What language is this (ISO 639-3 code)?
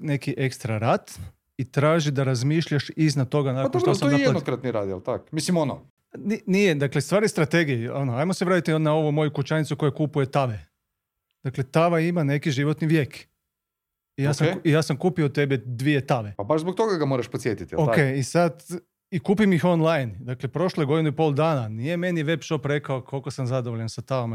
hrv